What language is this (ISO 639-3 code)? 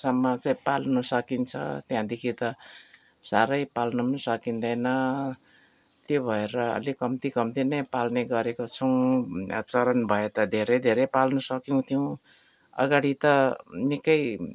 nep